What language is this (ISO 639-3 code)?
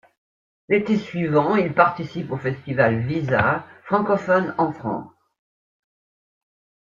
fra